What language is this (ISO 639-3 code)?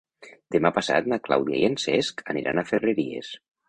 cat